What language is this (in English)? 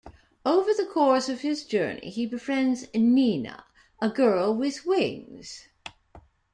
English